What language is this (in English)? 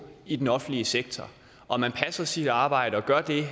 Danish